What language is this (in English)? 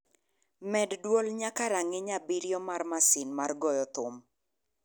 Luo (Kenya and Tanzania)